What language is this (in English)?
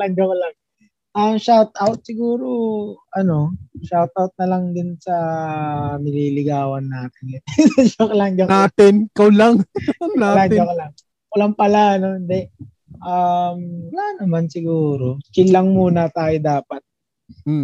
Filipino